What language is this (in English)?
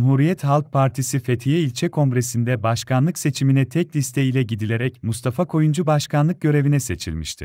Turkish